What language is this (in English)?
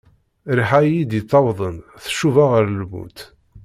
Kabyle